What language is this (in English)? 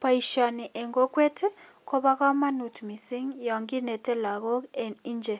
Kalenjin